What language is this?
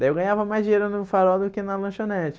Portuguese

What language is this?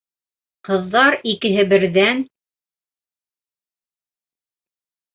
Bashkir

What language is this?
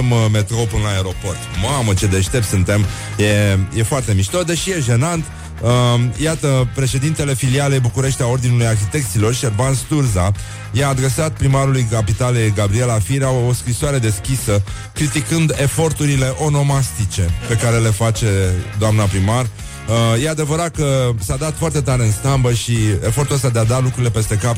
Romanian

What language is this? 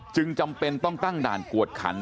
Thai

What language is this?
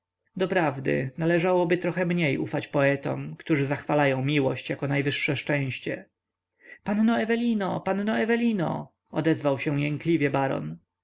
Polish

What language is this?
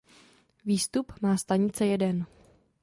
Czech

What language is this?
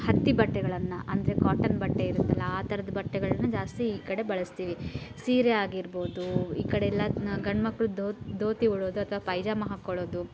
Kannada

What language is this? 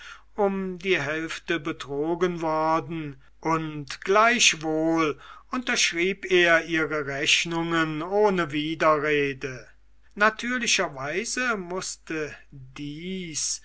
German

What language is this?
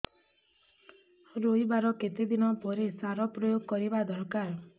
Odia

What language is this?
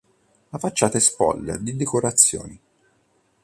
Italian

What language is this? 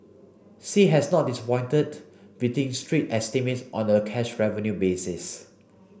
English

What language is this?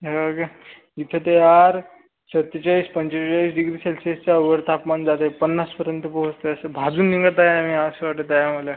Marathi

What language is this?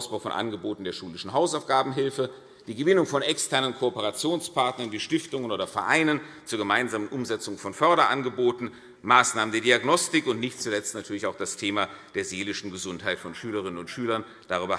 German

